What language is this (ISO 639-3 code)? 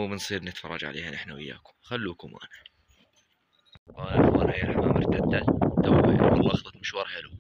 ara